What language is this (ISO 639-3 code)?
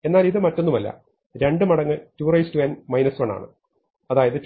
mal